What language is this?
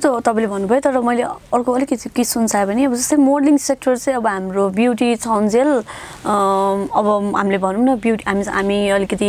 Korean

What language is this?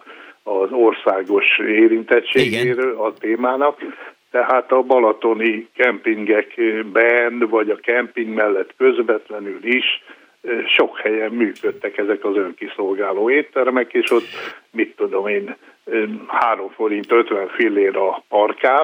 Hungarian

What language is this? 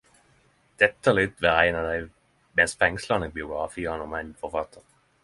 Norwegian Nynorsk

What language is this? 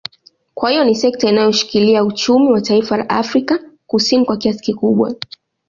Swahili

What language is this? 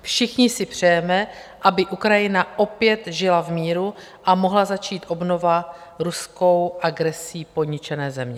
Czech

